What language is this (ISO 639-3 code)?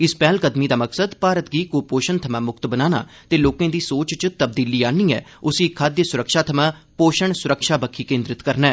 doi